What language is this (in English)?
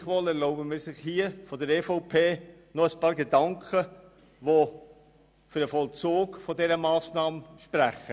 Swiss German